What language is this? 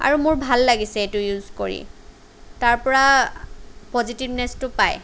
Assamese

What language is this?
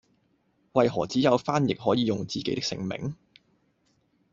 Cantonese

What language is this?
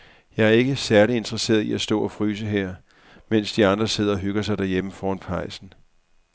Danish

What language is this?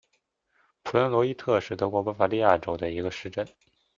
Chinese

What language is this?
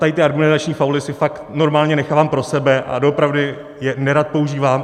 Czech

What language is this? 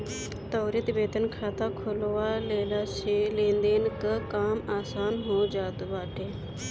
Bhojpuri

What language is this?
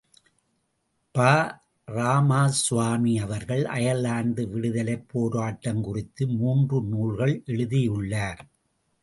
Tamil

